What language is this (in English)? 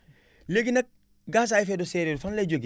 Wolof